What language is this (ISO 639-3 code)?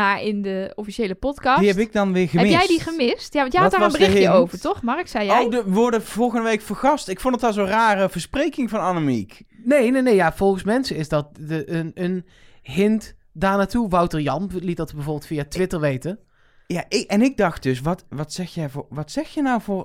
nld